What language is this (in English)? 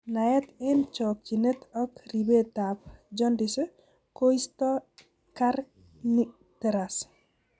Kalenjin